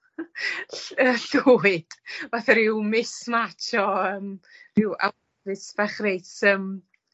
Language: Welsh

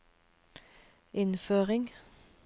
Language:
Norwegian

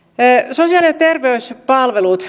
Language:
Finnish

